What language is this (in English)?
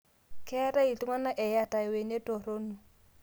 Masai